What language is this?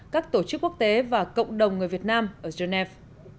Vietnamese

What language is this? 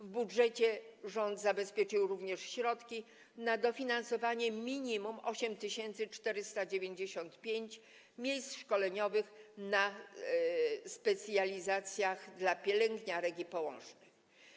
Polish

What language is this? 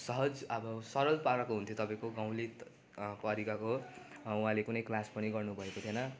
Nepali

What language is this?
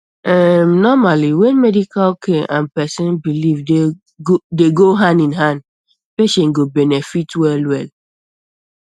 Nigerian Pidgin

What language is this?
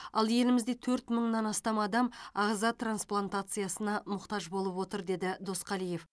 Kazakh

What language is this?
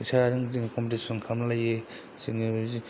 Bodo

